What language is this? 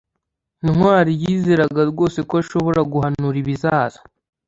Kinyarwanda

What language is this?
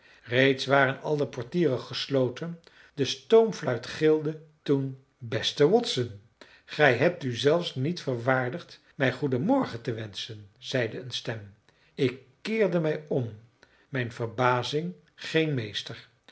Dutch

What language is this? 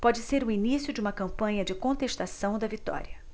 Portuguese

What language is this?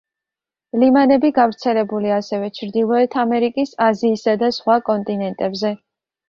Georgian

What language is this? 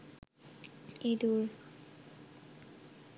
Bangla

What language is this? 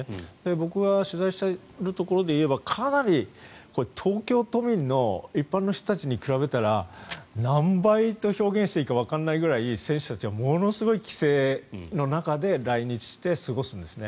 Japanese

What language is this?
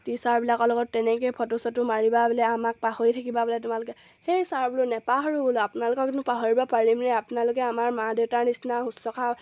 Assamese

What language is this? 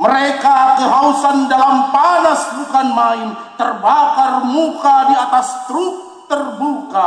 Indonesian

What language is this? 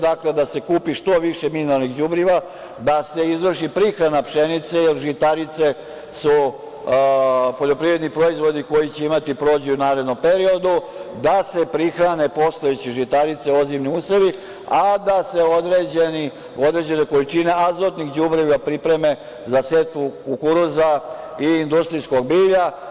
Serbian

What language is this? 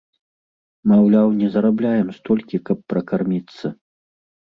Belarusian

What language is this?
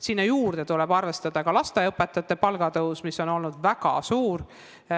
Estonian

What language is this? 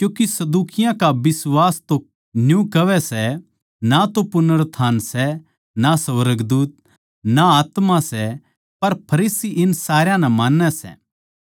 Haryanvi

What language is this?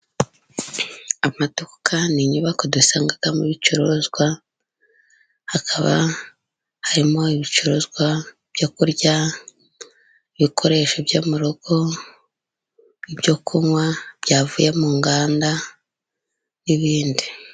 Kinyarwanda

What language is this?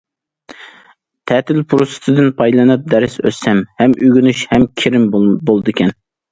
Uyghur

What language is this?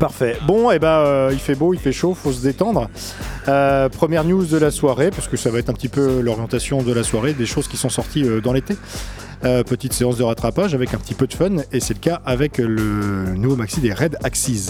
French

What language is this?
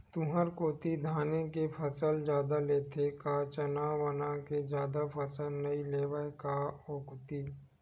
Chhattisgarhi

